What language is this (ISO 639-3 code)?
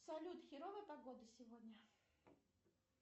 rus